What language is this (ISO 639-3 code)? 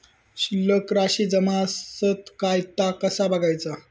mar